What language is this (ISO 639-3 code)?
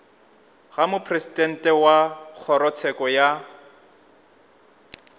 nso